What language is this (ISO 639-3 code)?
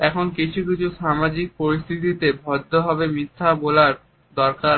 ben